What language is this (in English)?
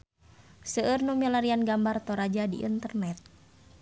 Sundanese